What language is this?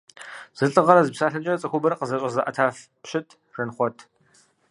Kabardian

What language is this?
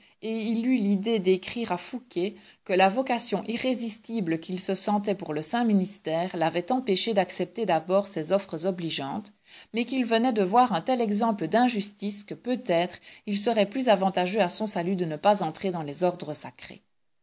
French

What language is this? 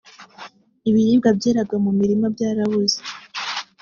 Kinyarwanda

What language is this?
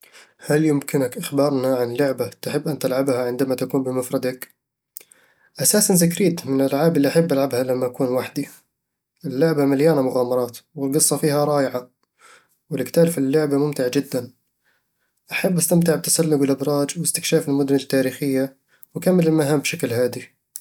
Eastern Egyptian Bedawi Arabic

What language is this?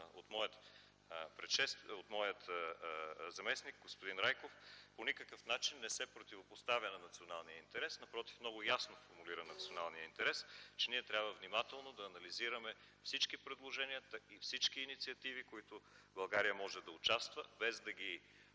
Bulgarian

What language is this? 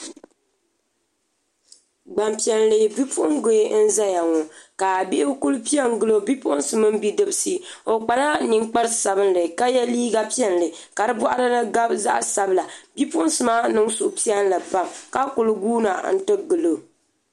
Dagbani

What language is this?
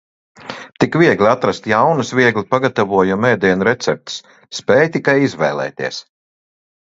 Latvian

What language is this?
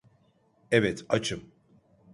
Turkish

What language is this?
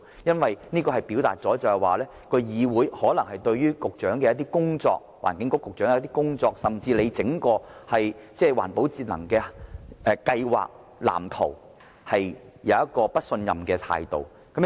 Cantonese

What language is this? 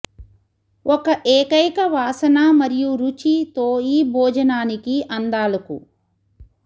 Telugu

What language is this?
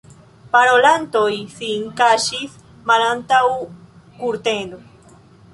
Esperanto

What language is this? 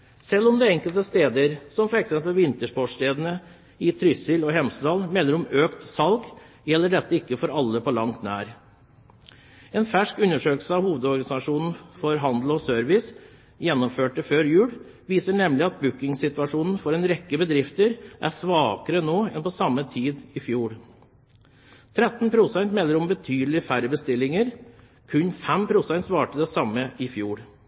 Norwegian Bokmål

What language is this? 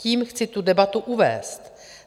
Czech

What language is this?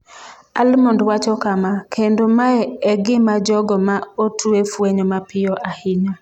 Luo (Kenya and Tanzania)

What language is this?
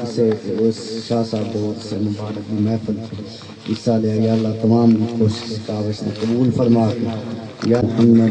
Hindi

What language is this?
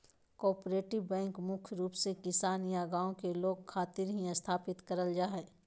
Magahi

